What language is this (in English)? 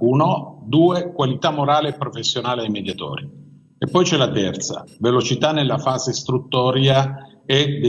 Italian